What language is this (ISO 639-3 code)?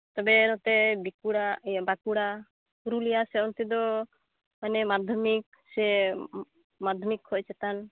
sat